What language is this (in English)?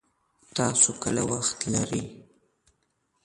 Pashto